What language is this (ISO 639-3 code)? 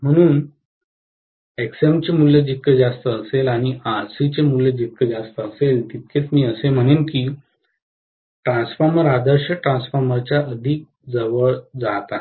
mar